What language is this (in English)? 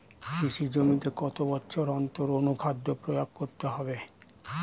Bangla